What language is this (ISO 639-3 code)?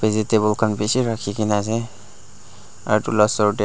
nag